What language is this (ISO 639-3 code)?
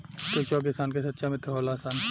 bho